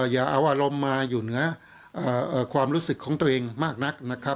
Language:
Thai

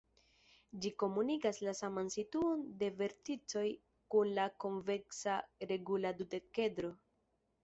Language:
Esperanto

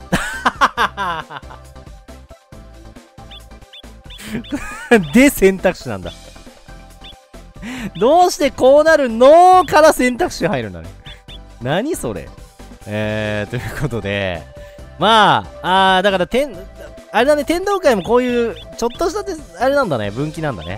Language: Japanese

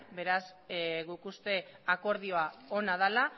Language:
Basque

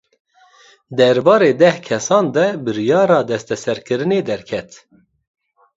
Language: Kurdish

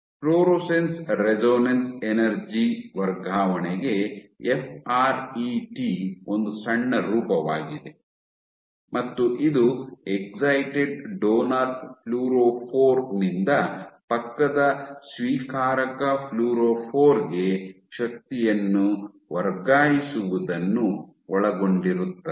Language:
Kannada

